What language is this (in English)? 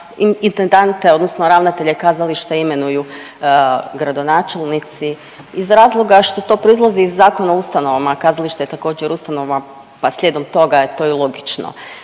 Croatian